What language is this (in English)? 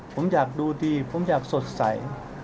Thai